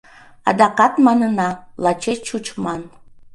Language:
Mari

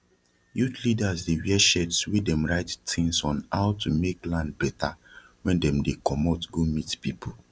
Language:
Nigerian Pidgin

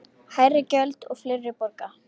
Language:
Icelandic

